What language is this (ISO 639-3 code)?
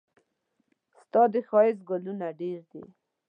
pus